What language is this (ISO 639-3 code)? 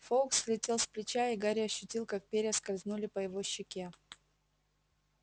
rus